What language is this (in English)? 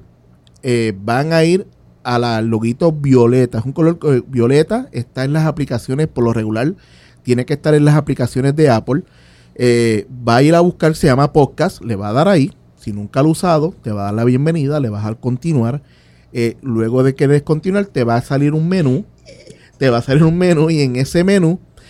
Spanish